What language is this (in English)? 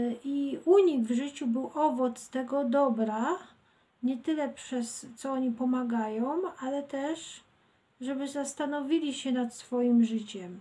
Polish